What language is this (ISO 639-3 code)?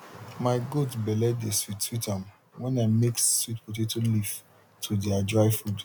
pcm